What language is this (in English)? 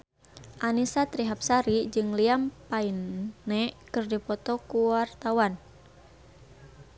Sundanese